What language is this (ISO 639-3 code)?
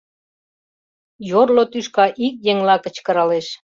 chm